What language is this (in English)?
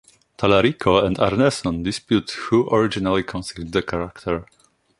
English